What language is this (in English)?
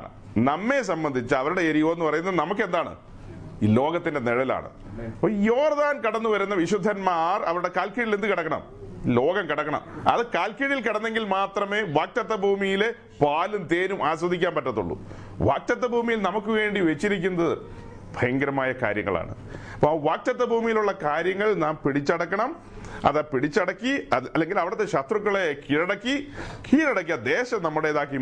Malayalam